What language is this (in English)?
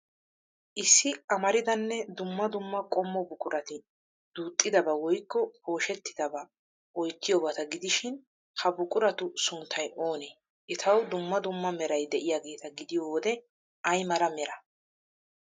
Wolaytta